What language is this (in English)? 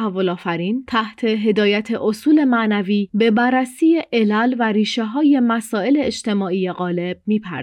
Persian